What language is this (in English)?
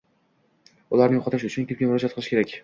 Uzbek